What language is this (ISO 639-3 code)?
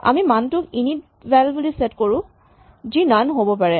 asm